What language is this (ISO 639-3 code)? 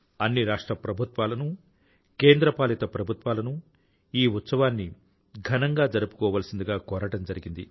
tel